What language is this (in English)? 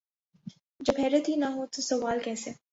Urdu